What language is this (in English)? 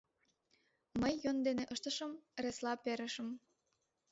Mari